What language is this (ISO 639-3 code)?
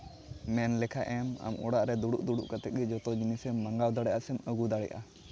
sat